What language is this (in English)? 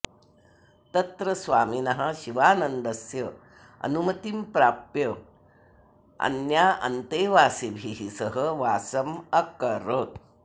Sanskrit